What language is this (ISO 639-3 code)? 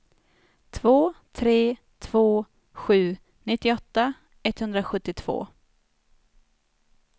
swe